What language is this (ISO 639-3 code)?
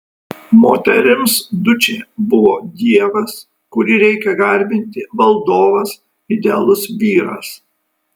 lit